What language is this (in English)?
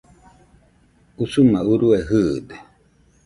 Nüpode Huitoto